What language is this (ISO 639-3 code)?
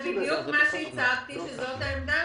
heb